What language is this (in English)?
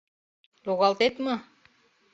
Mari